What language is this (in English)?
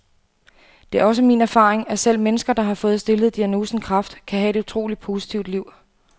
Danish